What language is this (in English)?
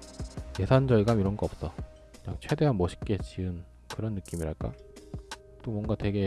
Korean